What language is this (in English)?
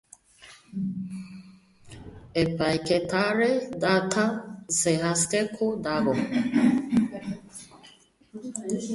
Basque